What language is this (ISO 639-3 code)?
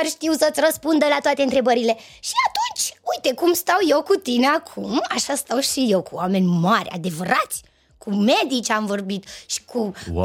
ron